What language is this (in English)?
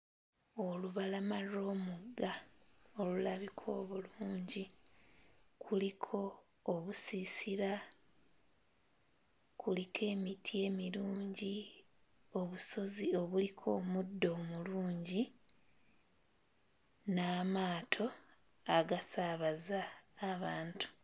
Ganda